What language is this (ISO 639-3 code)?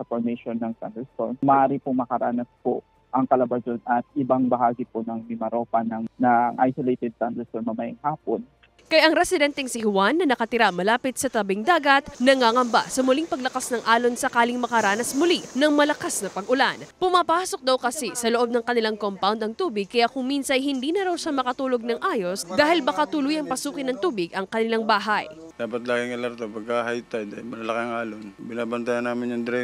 fil